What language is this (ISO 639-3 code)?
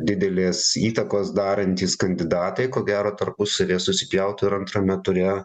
lit